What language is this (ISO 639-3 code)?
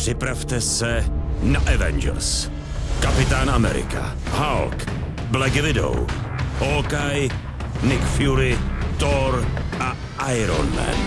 ces